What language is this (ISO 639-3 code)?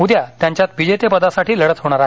mar